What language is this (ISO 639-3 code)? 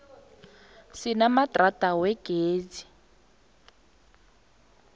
nbl